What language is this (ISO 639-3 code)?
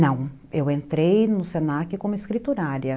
por